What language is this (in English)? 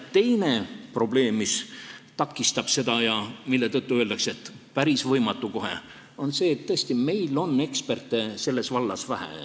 Estonian